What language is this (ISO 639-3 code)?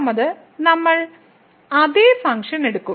mal